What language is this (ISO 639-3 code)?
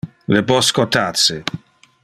ina